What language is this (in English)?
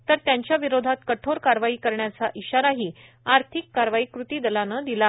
Marathi